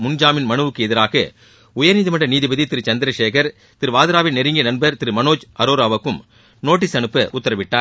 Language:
Tamil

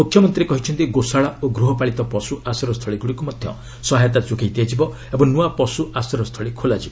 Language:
Odia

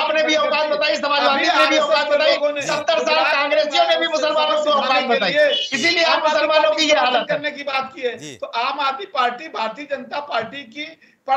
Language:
Hindi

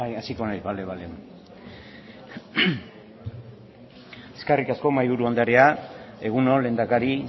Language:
Basque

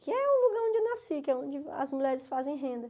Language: Portuguese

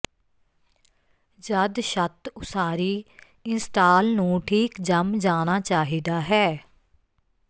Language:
Punjabi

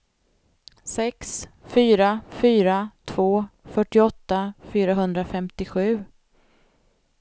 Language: Swedish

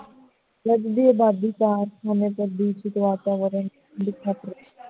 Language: Punjabi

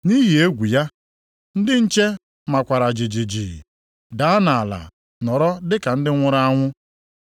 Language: Igbo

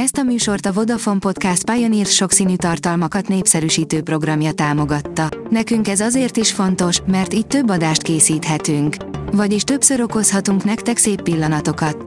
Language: Hungarian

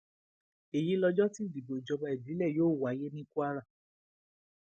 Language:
Yoruba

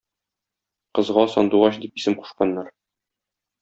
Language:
Tatar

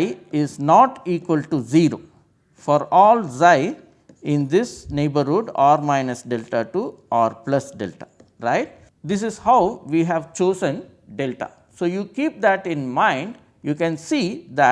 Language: English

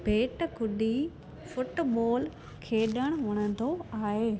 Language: Sindhi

